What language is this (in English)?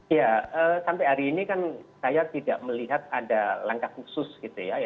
Indonesian